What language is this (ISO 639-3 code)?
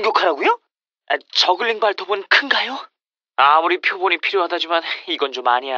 kor